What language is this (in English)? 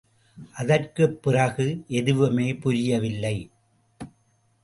Tamil